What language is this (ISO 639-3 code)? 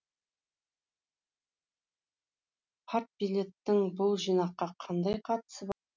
kaz